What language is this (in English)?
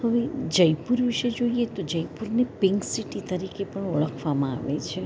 Gujarati